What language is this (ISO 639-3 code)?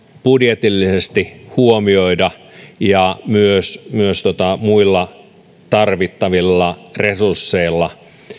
fin